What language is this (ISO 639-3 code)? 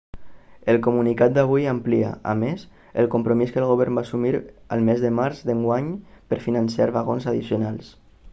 cat